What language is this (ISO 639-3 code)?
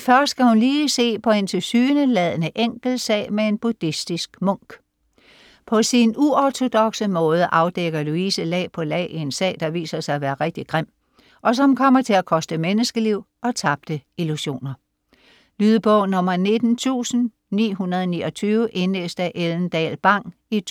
dan